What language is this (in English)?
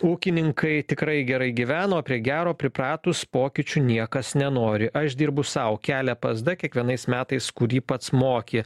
Lithuanian